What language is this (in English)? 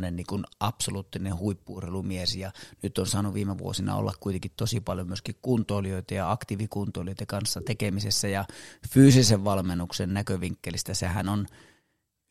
Finnish